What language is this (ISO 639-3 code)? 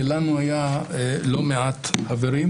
heb